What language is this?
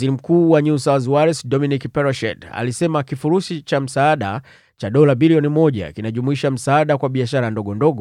Swahili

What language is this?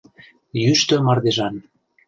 Mari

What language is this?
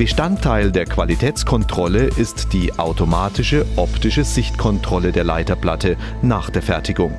German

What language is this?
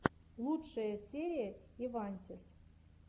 Russian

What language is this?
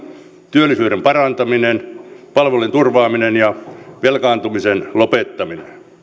Finnish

